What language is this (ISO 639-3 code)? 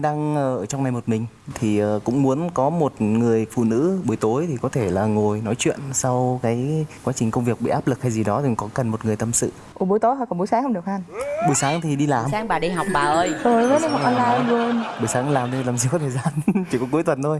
vie